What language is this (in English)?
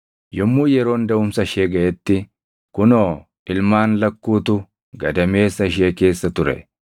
Oromo